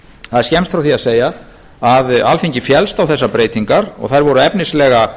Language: Icelandic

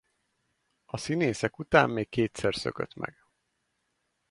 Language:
Hungarian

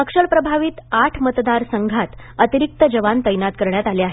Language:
Marathi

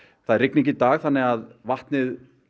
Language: Icelandic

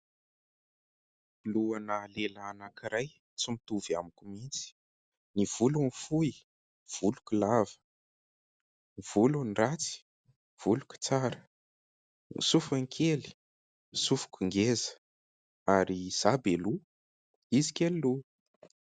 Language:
Malagasy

